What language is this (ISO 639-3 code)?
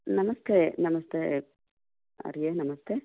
san